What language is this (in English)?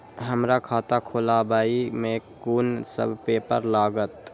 Maithili